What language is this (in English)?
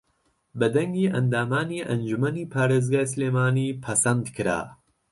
Central Kurdish